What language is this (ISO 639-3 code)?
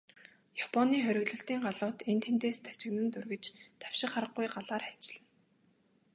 mon